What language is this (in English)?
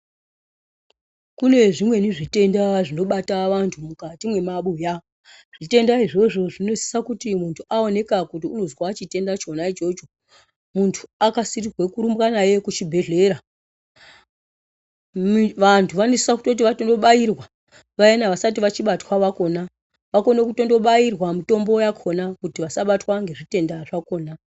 Ndau